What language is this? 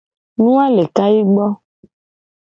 Gen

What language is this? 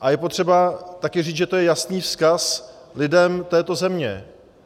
Czech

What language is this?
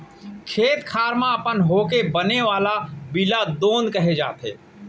Chhattisgarhi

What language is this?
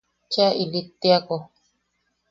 Yaqui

